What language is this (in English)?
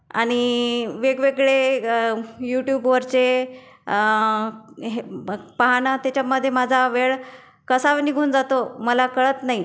Marathi